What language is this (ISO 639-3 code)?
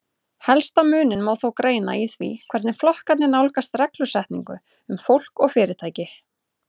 isl